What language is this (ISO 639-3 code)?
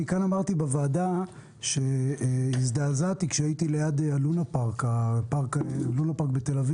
heb